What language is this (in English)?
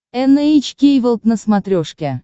Russian